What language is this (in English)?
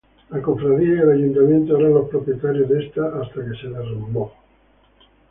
Spanish